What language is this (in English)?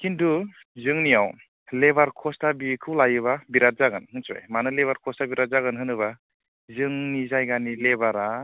Bodo